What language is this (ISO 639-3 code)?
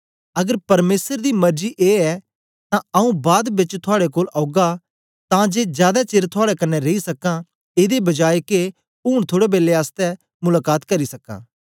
doi